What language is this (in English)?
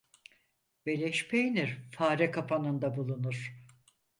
Turkish